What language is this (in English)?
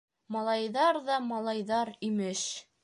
Bashkir